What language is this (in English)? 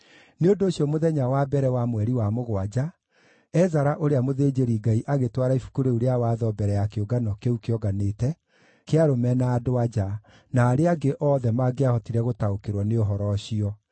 Kikuyu